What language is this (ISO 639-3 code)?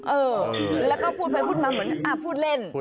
tha